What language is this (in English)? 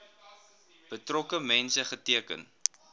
Afrikaans